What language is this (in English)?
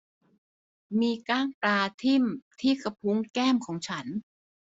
Thai